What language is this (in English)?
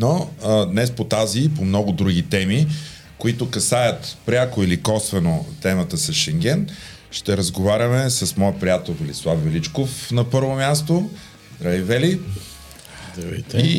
Bulgarian